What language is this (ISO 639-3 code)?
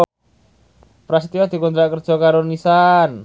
jav